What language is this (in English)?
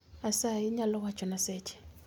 Luo (Kenya and Tanzania)